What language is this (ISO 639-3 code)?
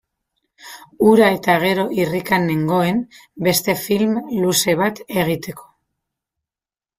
eus